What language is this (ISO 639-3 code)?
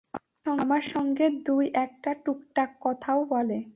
ben